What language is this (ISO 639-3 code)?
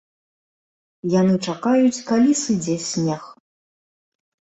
bel